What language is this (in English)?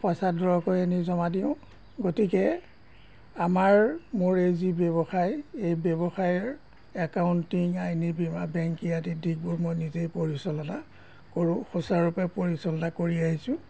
Assamese